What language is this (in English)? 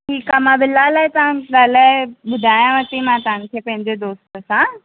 Sindhi